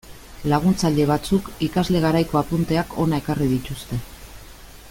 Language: Basque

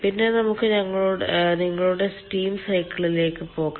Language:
Malayalam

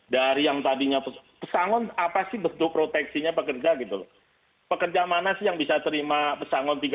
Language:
Indonesian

